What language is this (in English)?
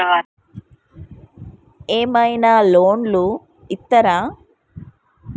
Telugu